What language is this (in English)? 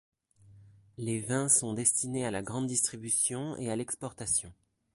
French